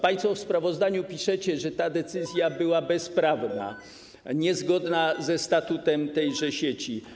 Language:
Polish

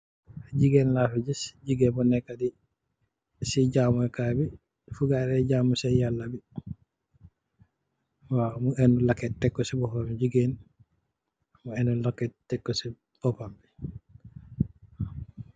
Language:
Wolof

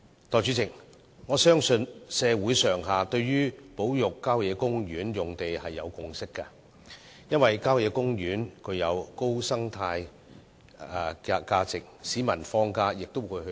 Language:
Cantonese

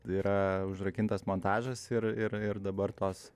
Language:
Lithuanian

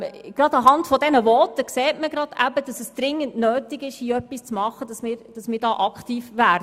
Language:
Swiss German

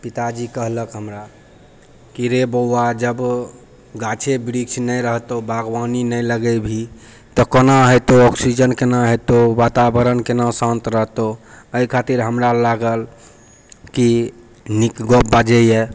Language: Maithili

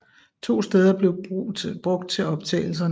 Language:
Danish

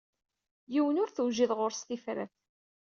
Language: Kabyle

